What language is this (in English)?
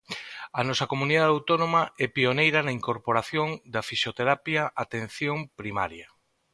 Galician